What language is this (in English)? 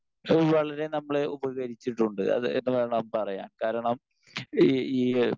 Malayalam